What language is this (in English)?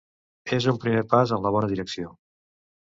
Catalan